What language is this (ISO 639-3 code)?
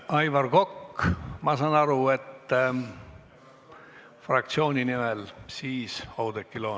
est